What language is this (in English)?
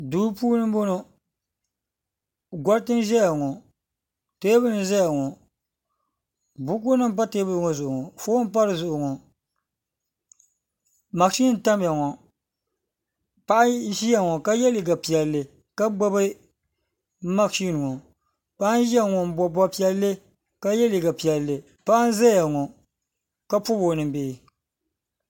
Dagbani